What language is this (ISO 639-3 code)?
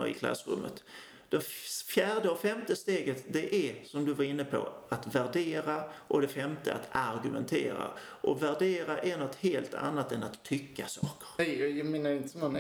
swe